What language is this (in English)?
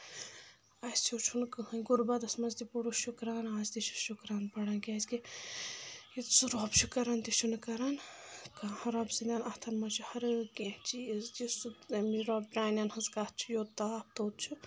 Kashmiri